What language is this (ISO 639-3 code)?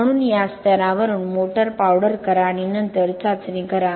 mar